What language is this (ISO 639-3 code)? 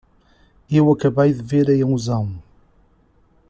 por